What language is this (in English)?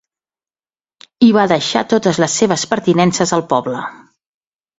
Catalan